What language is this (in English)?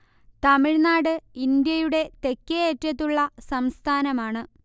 Malayalam